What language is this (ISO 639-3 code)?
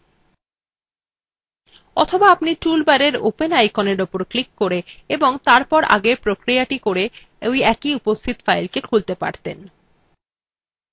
ben